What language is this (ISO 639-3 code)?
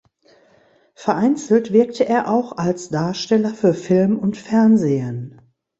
deu